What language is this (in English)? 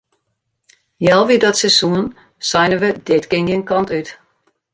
Western Frisian